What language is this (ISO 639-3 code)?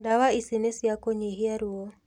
kik